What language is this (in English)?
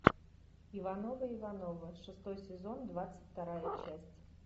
Russian